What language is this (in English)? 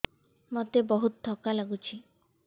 Odia